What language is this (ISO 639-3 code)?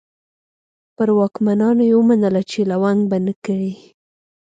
pus